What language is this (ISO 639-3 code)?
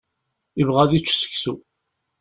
kab